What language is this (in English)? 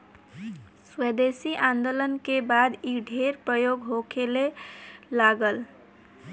Bhojpuri